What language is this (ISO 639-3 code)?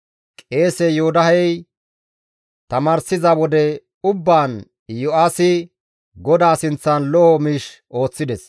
gmv